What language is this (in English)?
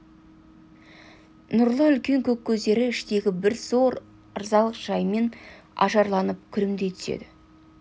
Kazakh